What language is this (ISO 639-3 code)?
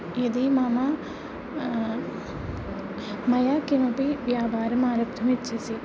san